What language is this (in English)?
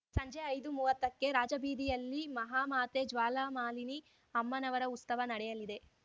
Kannada